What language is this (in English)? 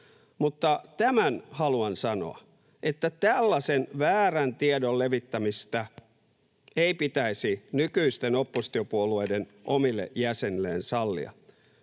Finnish